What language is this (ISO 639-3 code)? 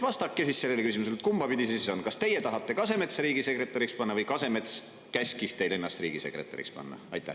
est